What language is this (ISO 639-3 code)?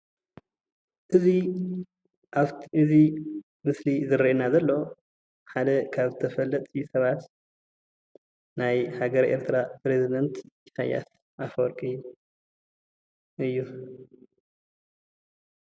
tir